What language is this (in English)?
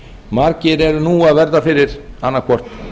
Icelandic